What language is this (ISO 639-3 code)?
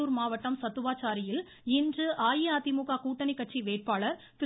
tam